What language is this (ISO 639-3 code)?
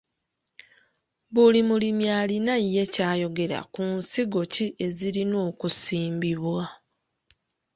lug